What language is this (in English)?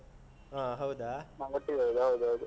Kannada